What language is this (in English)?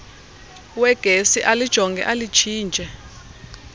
Xhosa